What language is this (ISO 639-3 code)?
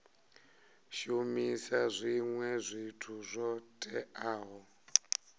ven